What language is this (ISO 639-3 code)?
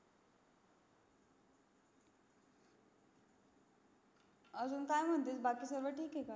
mar